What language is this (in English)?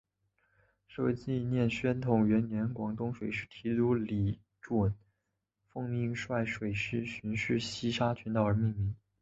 Chinese